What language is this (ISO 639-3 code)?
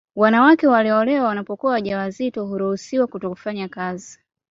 swa